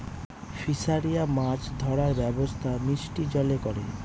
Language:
Bangla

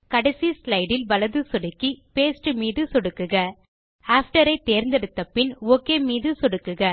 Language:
Tamil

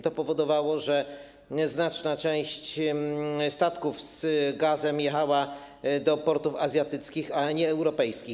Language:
Polish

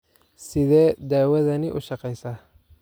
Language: Somali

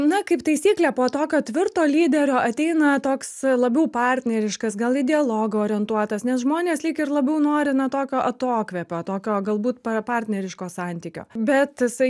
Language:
Lithuanian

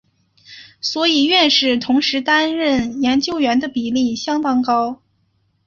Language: Chinese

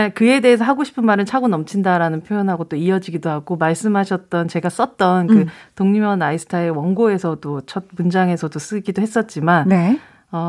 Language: Korean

